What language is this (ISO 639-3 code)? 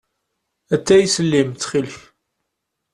kab